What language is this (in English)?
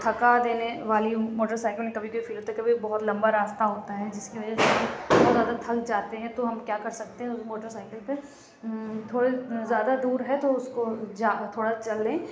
Urdu